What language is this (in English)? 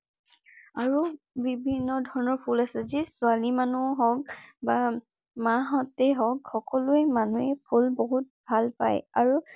Assamese